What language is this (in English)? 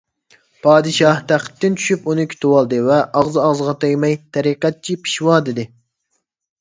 Uyghur